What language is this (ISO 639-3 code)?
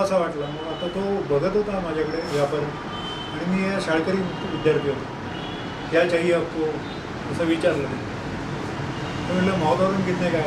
hin